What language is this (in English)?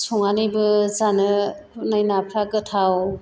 Bodo